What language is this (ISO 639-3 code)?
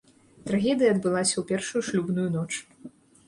bel